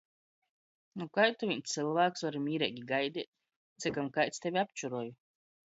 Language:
Latgalian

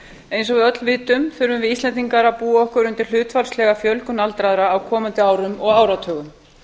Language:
Icelandic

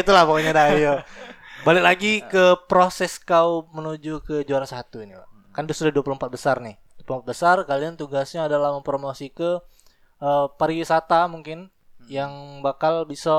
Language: Indonesian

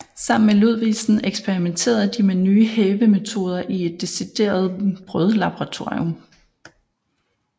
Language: Danish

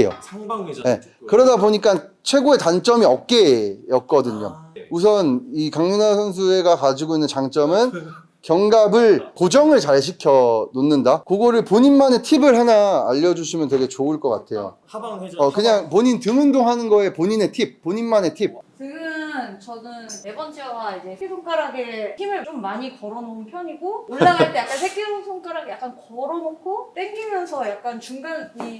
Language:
Korean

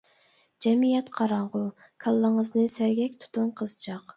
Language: Uyghur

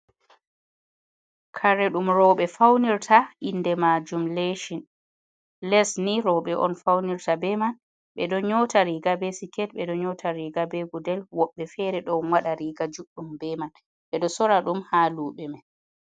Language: Fula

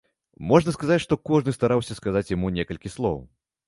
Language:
Belarusian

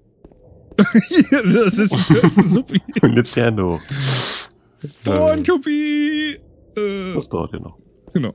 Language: German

